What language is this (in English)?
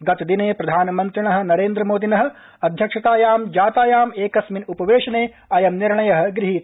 Sanskrit